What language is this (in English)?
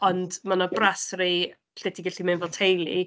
Welsh